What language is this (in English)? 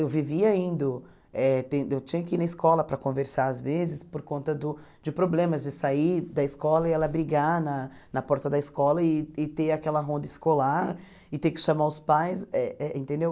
Portuguese